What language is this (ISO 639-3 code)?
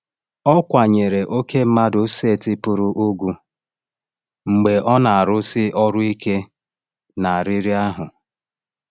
ibo